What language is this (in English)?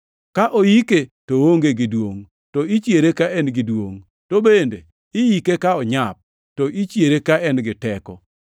Luo (Kenya and Tanzania)